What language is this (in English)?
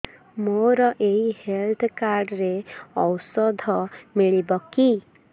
Odia